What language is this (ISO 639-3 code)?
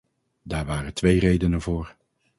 nld